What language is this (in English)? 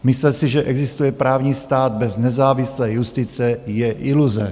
Czech